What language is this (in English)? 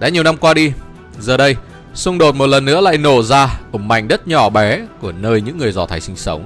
Vietnamese